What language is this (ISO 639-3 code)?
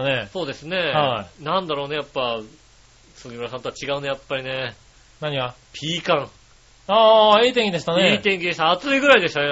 jpn